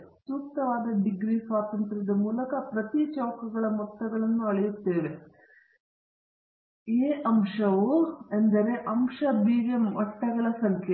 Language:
Kannada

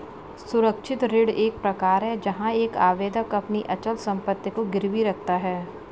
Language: Hindi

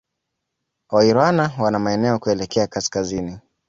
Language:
Swahili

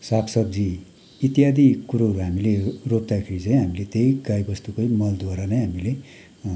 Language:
Nepali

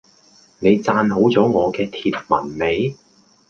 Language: Cantonese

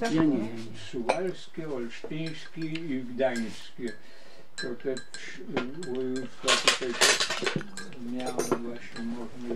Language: Polish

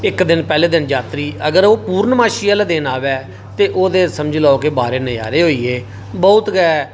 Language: Dogri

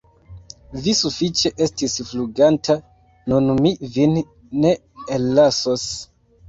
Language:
Esperanto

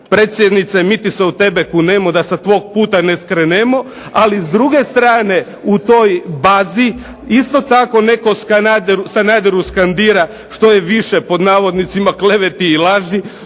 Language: Croatian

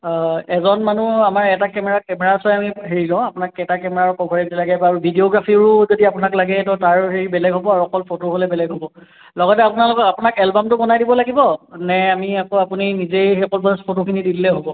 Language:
Assamese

